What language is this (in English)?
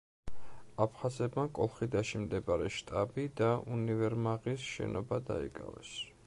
Georgian